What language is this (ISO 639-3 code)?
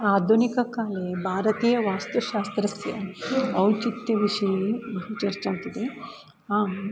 san